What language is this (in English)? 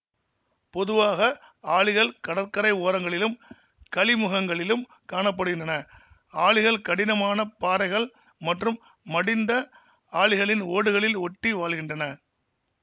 Tamil